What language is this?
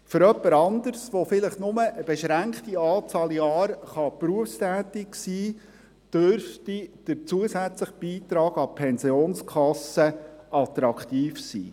Swiss German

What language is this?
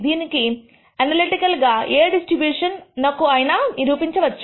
Telugu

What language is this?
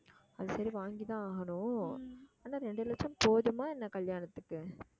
Tamil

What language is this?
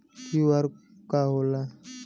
Bhojpuri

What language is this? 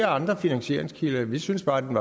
Danish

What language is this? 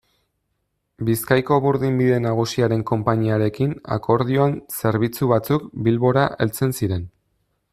Basque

